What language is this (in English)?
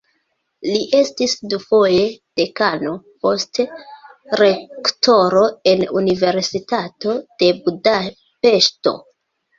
Esperanto